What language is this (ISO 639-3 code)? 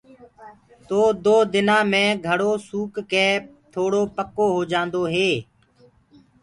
ggg